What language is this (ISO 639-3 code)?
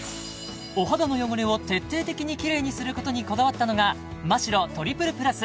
jpn